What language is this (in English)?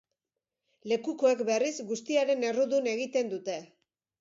Basque